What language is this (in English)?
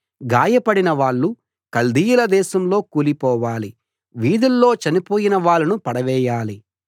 Telugu